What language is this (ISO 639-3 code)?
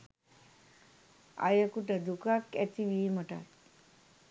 sin